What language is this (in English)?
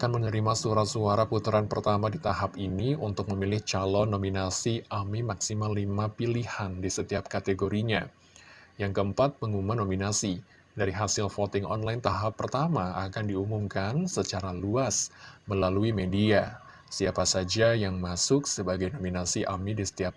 Indonesian